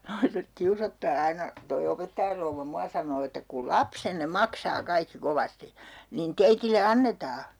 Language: Finnish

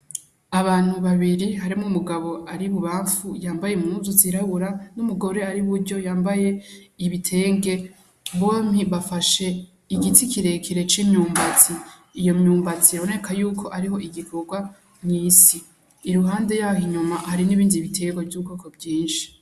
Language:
Rundi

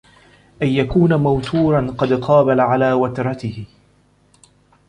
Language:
Arabic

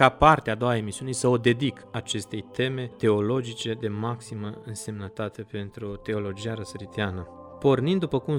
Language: Romanian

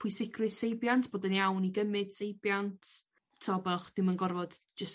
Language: Welsh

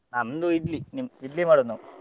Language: Kannada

